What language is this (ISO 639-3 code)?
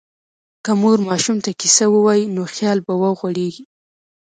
pus